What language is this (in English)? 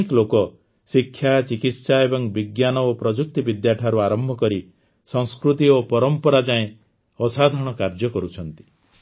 Odia